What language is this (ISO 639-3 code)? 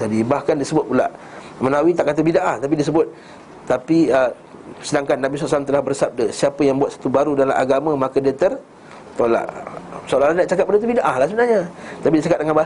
msa